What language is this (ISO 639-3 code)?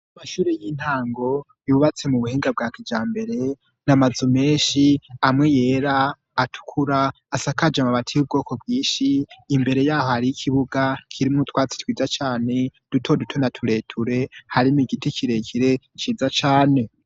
run